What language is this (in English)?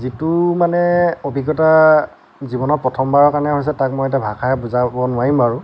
Assamese